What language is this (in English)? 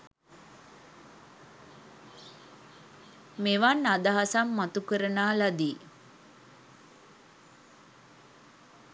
Sinhala